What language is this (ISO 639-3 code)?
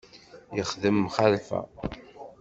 kab